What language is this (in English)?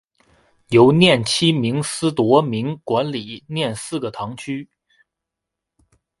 Chinese